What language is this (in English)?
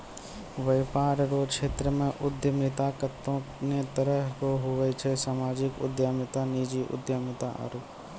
Maithili